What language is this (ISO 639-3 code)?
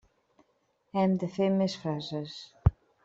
cat